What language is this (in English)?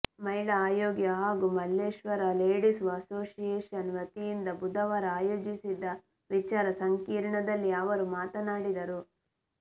Kannada